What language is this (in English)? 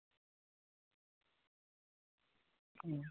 Santali